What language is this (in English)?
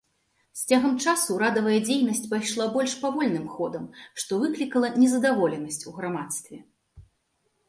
Belarusian